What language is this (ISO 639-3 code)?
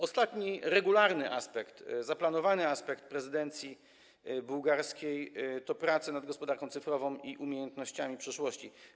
pol